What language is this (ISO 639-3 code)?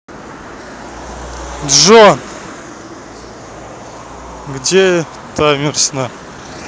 rus